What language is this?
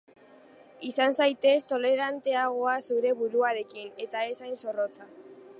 Basque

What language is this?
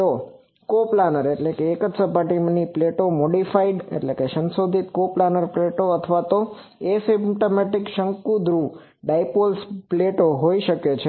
Gujarati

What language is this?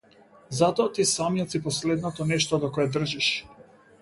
Macedonian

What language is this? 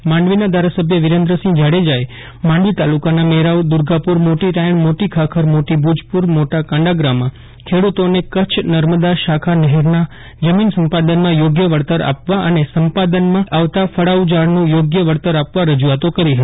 Gujarati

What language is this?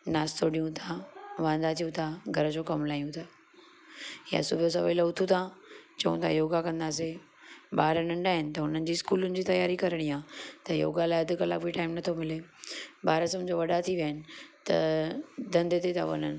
Sindhi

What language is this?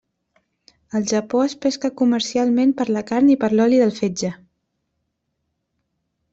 Catalan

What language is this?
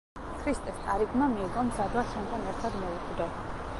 Georgian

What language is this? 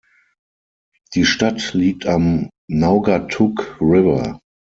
German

